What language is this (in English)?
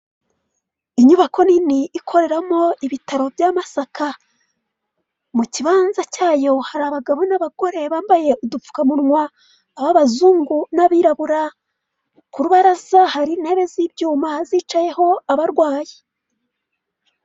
Kinyarwanda